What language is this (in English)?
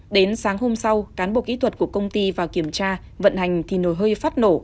Vietnamese